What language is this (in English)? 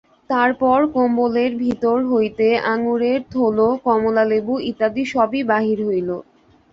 Bangla